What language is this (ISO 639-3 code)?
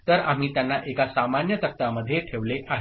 mar